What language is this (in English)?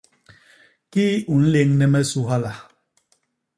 Basaa